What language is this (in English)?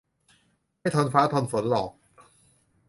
Thai